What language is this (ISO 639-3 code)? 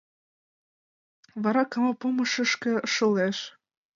chm